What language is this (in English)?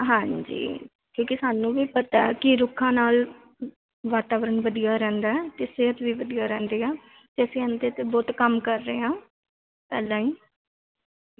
Punjabi